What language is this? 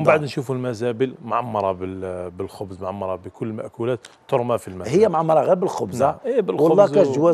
Arabic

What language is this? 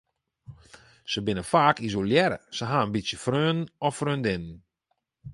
Western Frisian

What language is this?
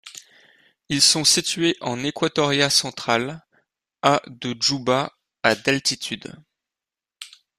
French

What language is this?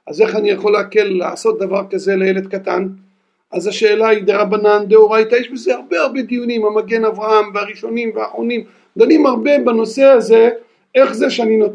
Hebrew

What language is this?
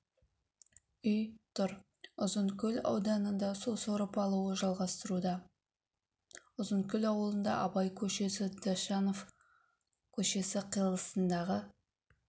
Kazakh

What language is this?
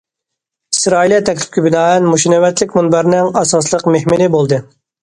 Uyghur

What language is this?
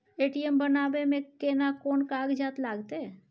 Maithili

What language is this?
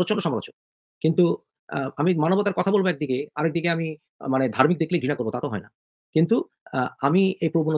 Bangla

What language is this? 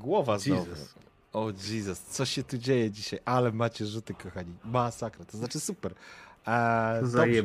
Polish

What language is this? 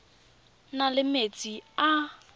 Tswana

